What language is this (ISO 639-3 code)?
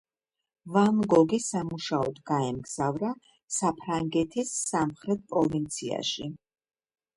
kat